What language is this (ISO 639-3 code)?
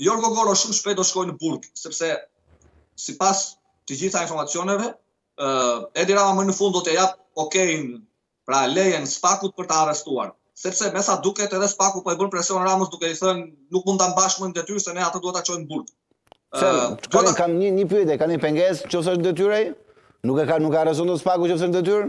ron